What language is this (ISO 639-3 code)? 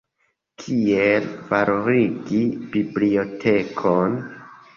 epo